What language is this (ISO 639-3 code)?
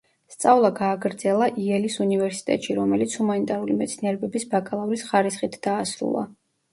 kat